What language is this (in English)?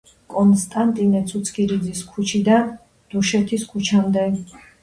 Georgian